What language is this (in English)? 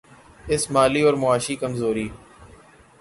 Urdu